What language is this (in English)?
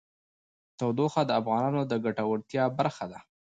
Pashto